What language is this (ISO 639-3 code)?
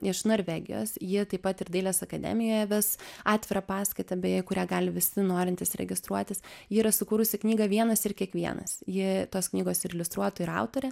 lit